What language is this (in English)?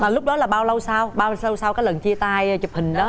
Vietnamese